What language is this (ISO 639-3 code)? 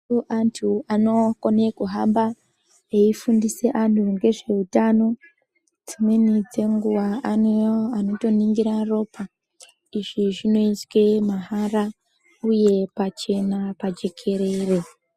ndc